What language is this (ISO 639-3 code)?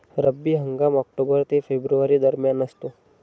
mar